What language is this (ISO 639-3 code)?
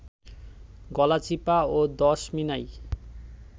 ben